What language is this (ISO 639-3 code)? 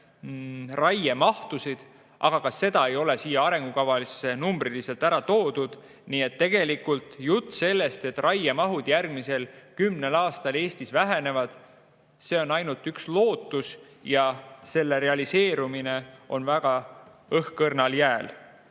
est